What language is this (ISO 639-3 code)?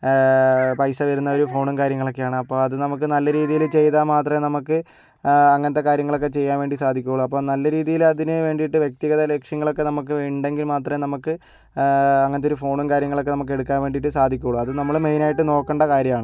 mal